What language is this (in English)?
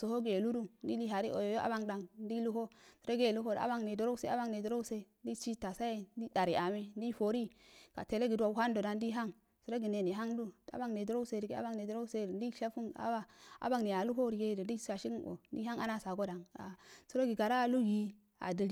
Afade